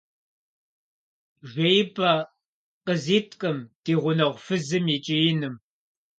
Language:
Kabardian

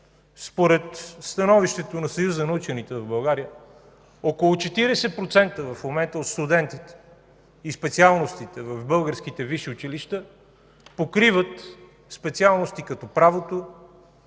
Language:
Bulgarian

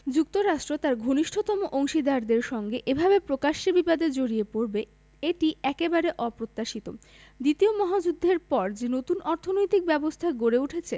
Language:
Bangla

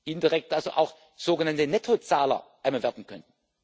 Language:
German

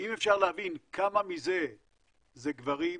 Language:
Hebrew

